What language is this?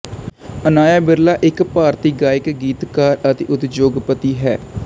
Punjabi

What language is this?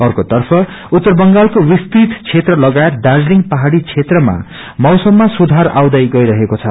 Nepali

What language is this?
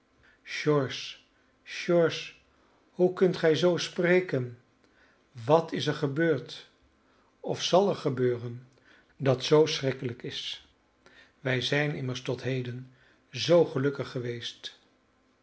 Dutch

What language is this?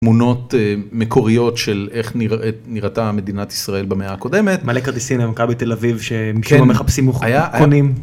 Hebrew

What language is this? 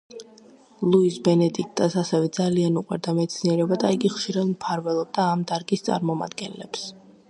Georgian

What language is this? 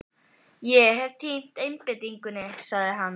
Icelandic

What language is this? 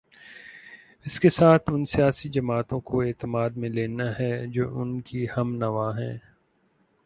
Urdu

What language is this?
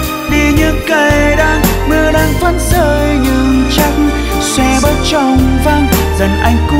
Vietnamese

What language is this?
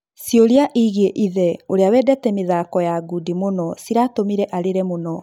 Kikuyu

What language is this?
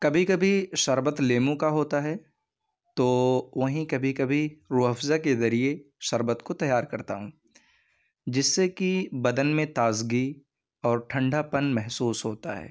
Urdu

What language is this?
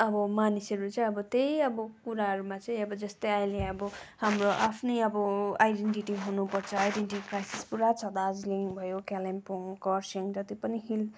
Nepali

